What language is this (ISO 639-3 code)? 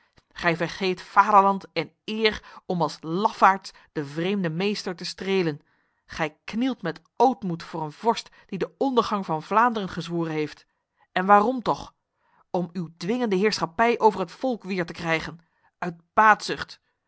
nld